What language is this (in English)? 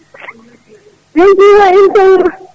Fula